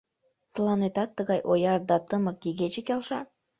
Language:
Mari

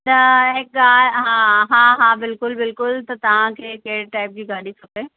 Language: Sindhi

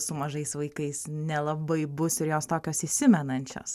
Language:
Lithuanian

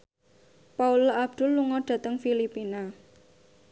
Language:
Javanese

